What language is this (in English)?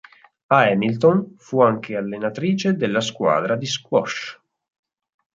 Italian